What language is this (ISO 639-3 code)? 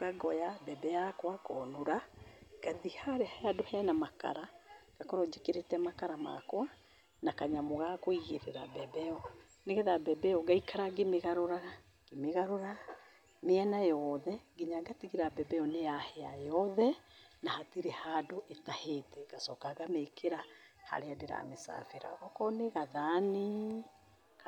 kik